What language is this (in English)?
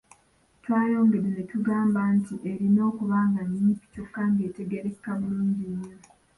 Ganda